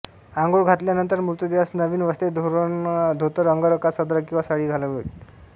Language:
Marathi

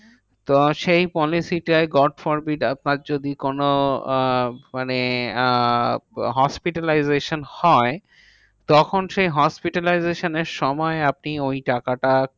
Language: Bangla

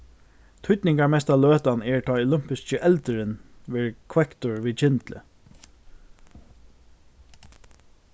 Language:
Faroese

